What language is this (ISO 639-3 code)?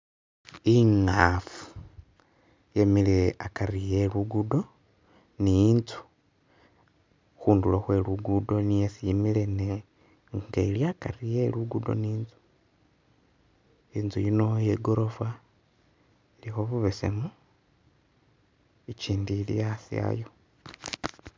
myx